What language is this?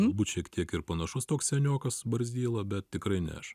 Lithuanian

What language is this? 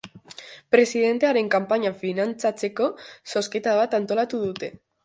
Basque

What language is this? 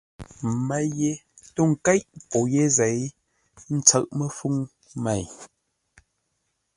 Ngombale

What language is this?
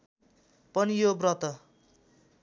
Nepali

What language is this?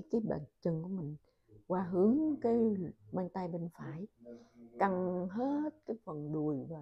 Vietnamese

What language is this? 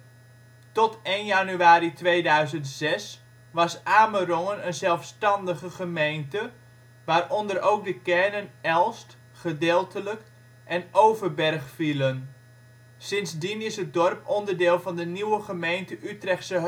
Dutch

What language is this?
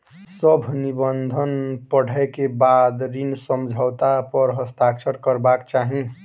Maithili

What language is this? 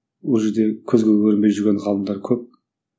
Kazakh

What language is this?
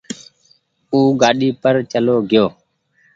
Goaria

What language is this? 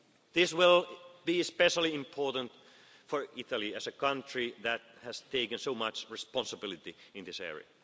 English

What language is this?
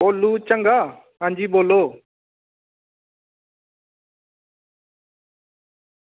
Dogri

